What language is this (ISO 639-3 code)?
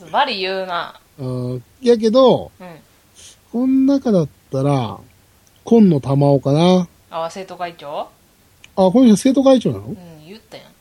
jpn